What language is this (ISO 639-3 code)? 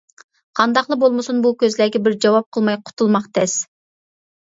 uig